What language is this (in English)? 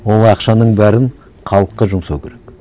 Kazakh